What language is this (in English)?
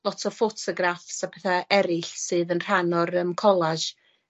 Welsh